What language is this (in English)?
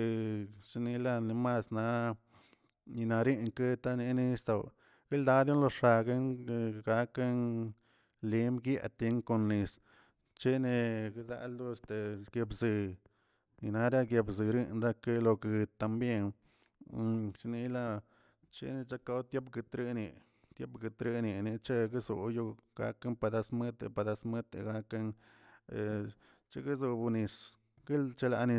Tilquiapan Zapotec